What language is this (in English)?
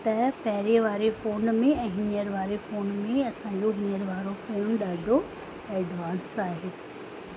Sindhi